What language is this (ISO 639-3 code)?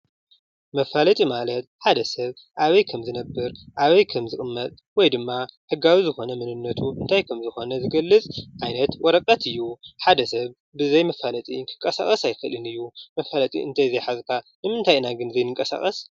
tir